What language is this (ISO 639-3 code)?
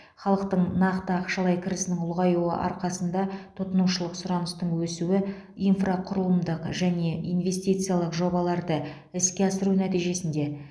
kaz